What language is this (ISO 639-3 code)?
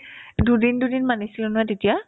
asm